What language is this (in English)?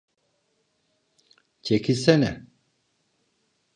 Turkish